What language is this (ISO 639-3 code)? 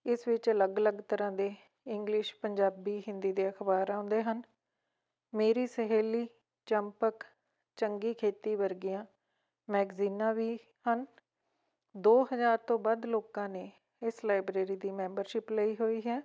pan